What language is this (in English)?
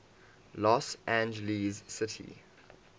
English